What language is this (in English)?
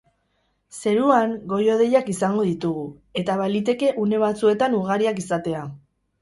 Basque